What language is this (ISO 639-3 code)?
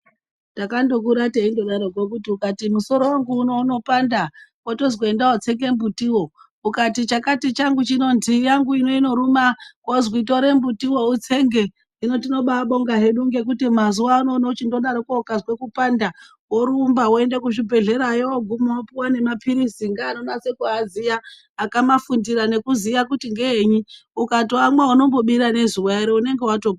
ndc